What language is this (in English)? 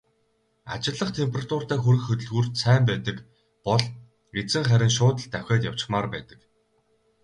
Mongolian